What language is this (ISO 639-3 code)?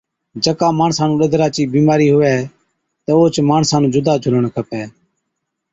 odk